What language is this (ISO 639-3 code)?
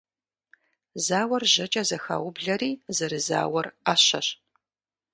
kbd